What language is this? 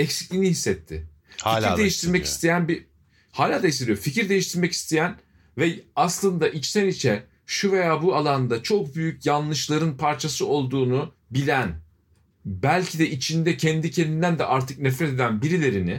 Turkish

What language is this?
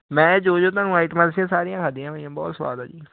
Punjabi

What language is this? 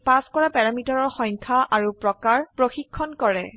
Assamese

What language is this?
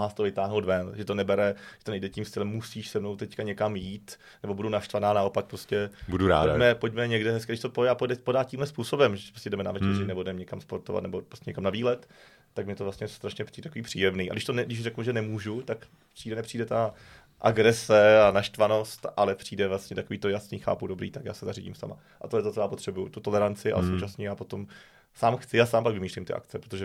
Czech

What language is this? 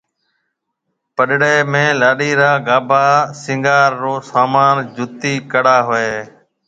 Marwari (Pakistan)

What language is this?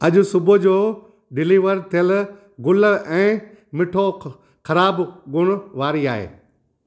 Sindhi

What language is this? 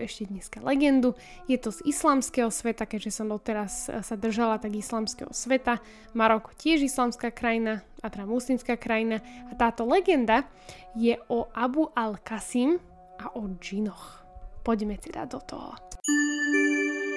Slovak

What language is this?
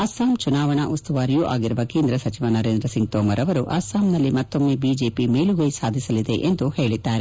Kannada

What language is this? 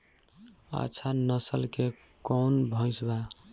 Bhojpuri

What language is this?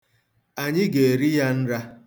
Igbo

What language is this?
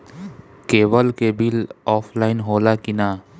Bhojpuri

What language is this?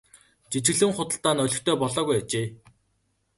Mongolian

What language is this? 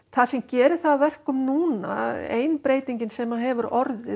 Icelandic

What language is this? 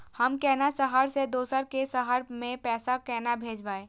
Maithili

